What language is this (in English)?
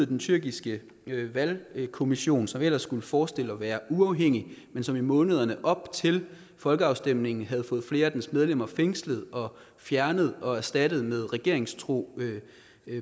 Danish